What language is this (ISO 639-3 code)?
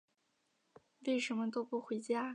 zho